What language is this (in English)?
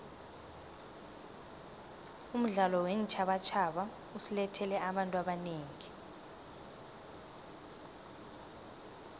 South Ndebele